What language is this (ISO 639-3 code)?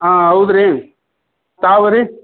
kan